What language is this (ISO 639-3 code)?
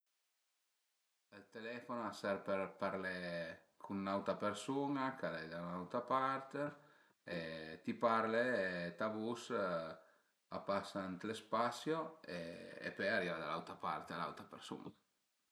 pms